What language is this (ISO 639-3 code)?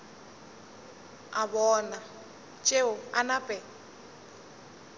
nso